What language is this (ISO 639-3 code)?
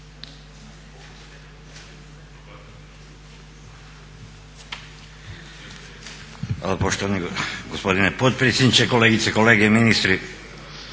hrv